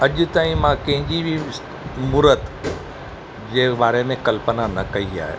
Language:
Sindhi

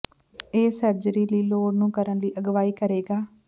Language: Punjabi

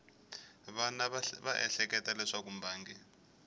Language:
Tsonga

